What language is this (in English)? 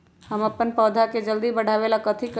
Magahi